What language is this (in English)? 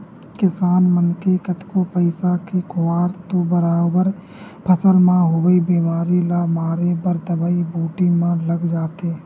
Chhattisgarhi